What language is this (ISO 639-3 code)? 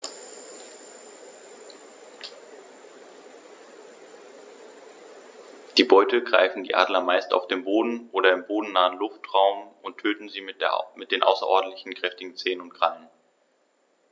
deu